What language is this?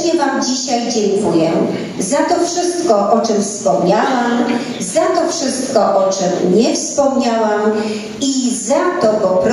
Polish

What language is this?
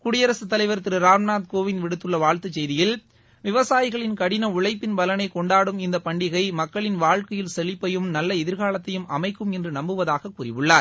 Tamil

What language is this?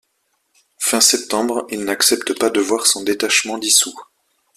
French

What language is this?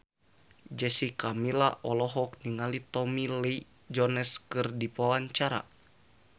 Sundanese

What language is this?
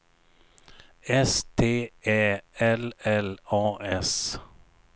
Swedish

